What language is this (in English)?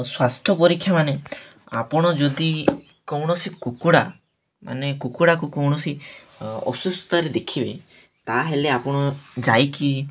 Odia